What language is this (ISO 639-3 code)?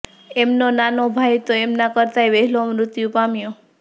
guj